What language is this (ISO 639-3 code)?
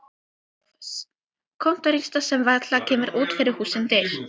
isl